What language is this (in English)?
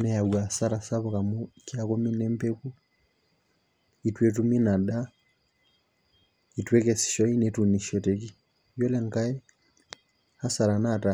Masai